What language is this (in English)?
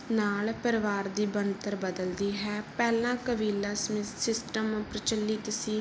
Punjabi